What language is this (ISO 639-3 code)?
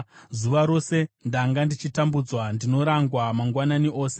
sna